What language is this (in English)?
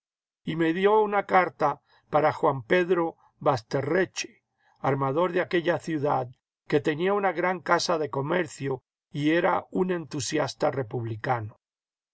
Spanish